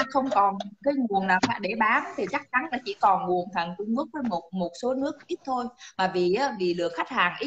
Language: Vietnamese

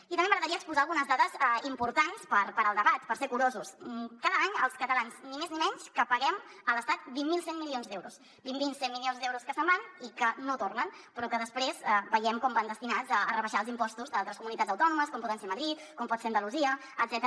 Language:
Catalan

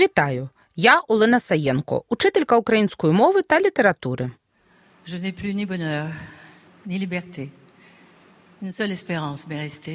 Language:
Ukrainian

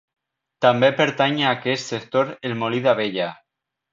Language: Catalan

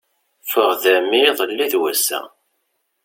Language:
Kabyle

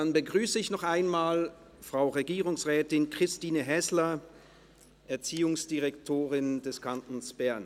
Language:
Swiss German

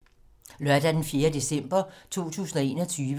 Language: Danish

